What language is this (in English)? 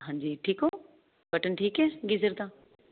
Punjabi